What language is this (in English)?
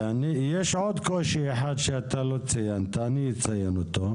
Hebrew